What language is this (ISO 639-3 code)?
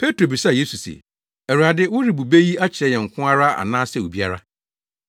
aka